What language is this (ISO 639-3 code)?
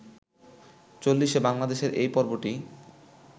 ben